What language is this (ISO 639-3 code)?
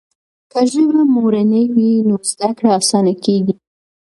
pus